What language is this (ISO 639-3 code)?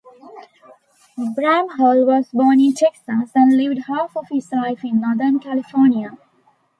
eng